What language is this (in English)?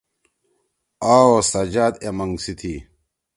Torwali